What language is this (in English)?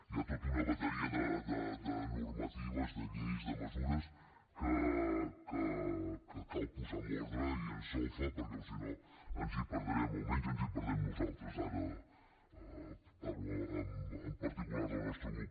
Catalan